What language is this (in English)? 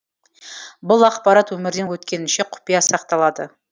Kazakh